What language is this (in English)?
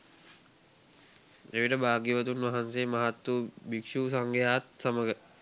Sinhala